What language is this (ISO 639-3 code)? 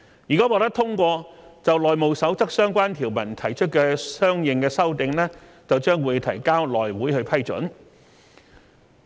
yue